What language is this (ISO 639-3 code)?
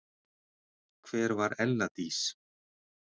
isl